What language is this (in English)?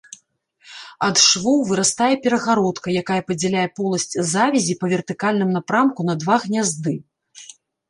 Belarusian